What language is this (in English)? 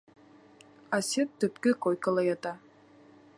Bashkir